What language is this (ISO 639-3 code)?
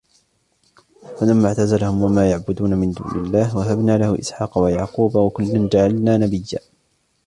ara